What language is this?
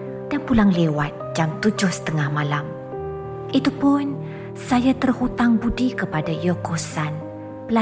Malay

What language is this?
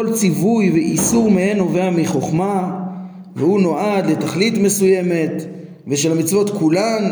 Hebrew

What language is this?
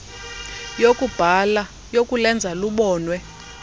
Xhosa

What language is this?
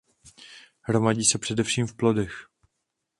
Czech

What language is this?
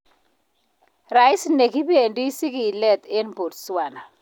Kalenjin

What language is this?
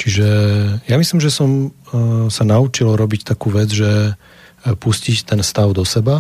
Slovak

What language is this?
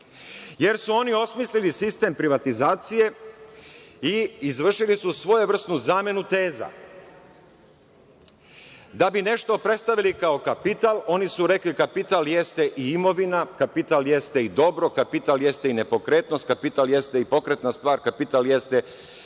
Serbian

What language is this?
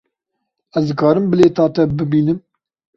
Kurdish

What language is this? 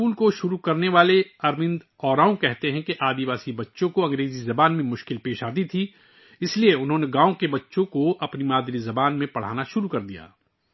Urdu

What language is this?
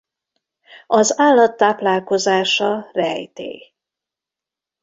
Hungarian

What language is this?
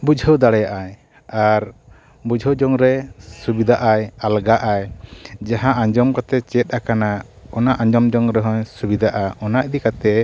Santali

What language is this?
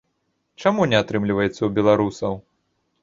Belarusian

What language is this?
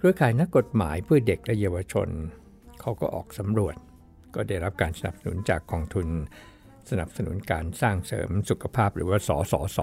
Thai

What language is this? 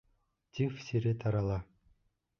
Bashkir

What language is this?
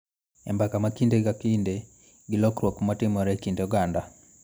Luo (Kenya and Tanzania)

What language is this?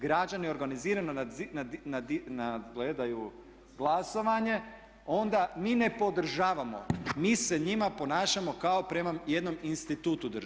Croatian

